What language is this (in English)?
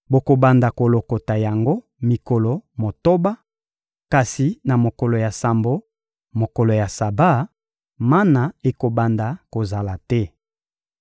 Lingala